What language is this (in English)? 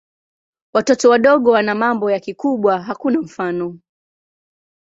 Swahili